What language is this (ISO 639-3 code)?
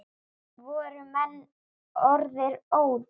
isl